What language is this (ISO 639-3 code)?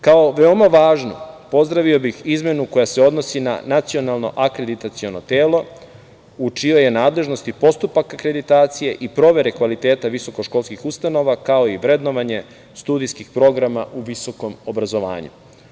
srp